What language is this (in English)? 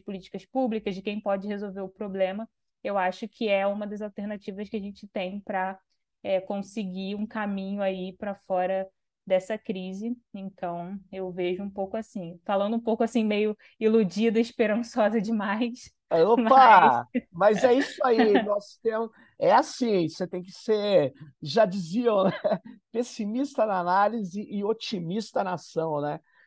Portuguese